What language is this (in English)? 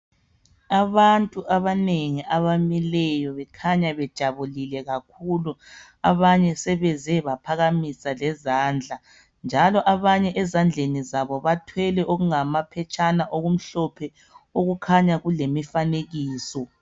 North Ndebele